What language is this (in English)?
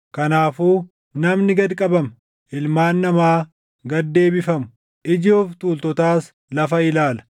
Oromo